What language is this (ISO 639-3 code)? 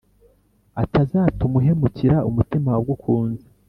kin